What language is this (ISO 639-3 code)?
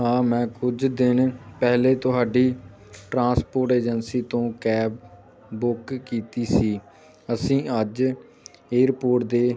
pan